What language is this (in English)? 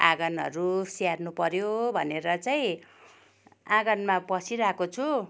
Nepali